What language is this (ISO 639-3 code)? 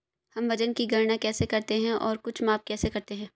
hin